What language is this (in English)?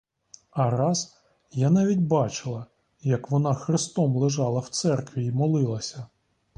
Ukrainian